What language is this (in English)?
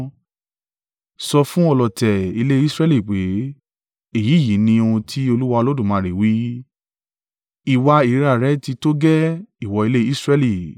Yoruba